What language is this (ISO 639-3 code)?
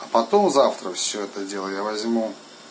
rus